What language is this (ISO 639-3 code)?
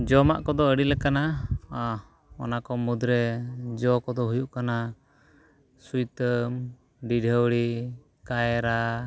sat